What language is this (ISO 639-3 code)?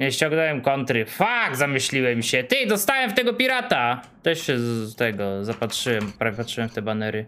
pol